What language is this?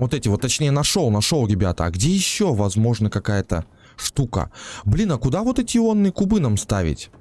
Russian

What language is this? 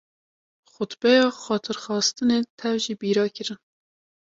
Kurdish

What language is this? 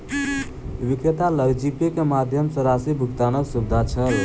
Maithili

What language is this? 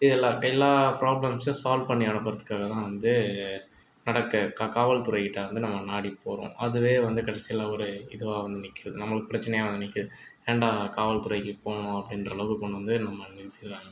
Tamil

